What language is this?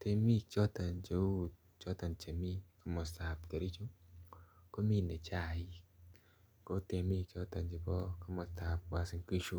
Kalenjin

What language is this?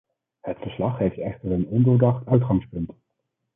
Dutch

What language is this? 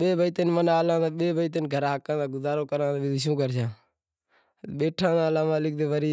Wadiyara Koli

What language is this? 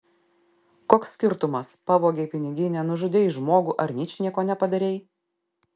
Lithuanian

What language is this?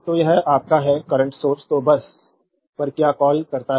Hindi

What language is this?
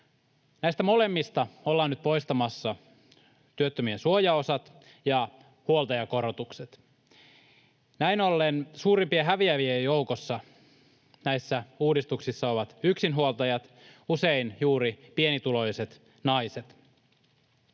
Finnish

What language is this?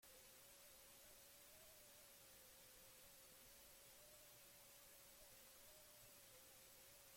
Basque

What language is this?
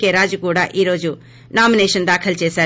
Telugu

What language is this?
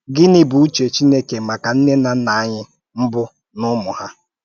Igbo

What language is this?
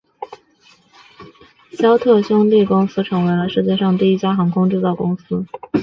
Chinese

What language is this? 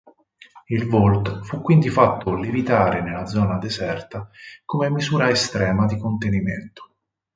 Italian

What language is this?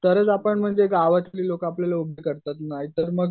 Marathi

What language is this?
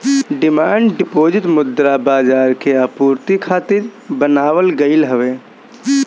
Bhojpuri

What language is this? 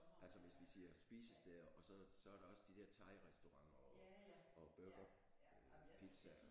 Danish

